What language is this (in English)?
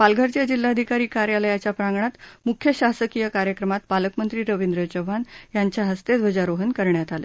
Marathi